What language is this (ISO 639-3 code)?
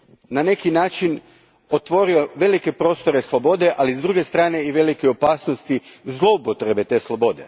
hrv